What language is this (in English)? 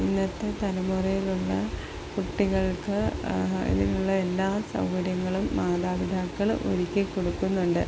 Malayalam